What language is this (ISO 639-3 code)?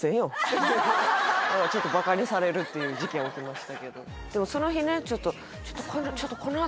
jpn